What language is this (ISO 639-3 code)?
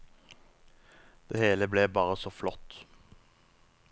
nor